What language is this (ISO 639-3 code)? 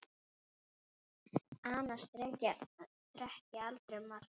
isl